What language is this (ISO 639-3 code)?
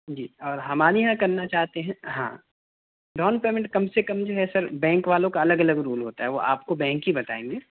urd